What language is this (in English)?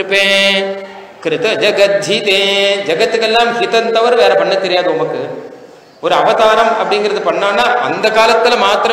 Tamil